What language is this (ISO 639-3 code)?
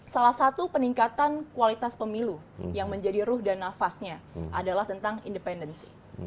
ind